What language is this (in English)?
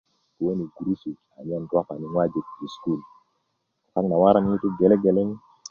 Kuku